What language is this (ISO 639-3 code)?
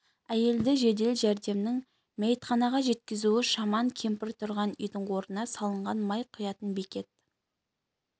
kaz